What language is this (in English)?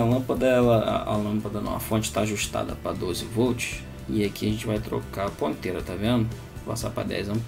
Portuguese